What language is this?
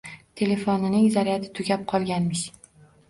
Uzbek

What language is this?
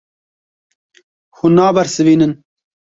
Kurdish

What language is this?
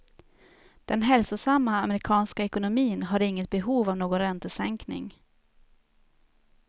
Swedish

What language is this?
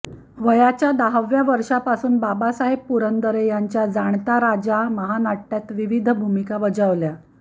Marathi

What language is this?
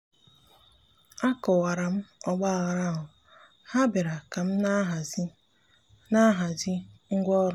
Igbo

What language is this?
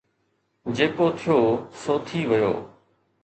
Sindhi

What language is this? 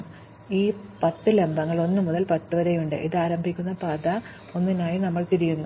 Malayalam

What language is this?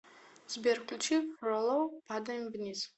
Russian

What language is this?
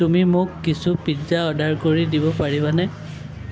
Assamese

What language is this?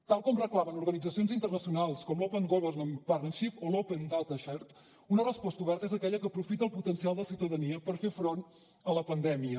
Catalan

